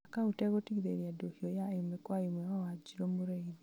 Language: Kikuyu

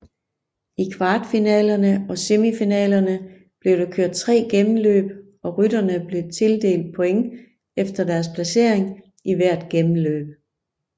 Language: Danish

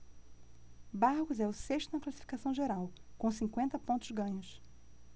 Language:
Portuguese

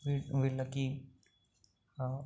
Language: Telugu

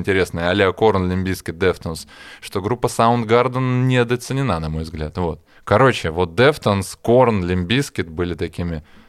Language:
Russian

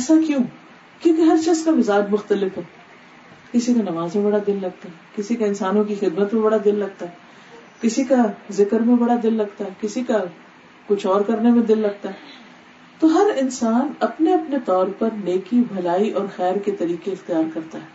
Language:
Urdu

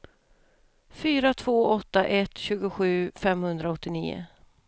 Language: Swedish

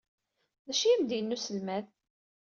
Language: Kabyle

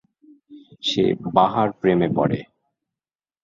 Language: Bangla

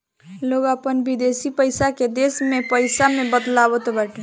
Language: Bhojpuri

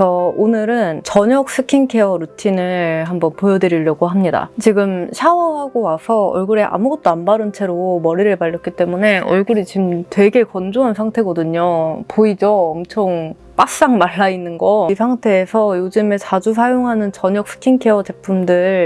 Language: Korean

